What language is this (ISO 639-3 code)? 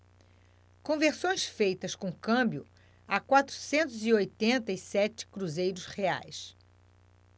por